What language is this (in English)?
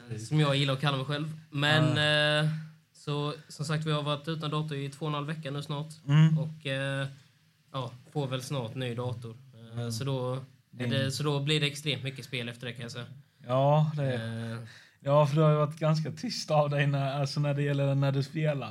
Swedish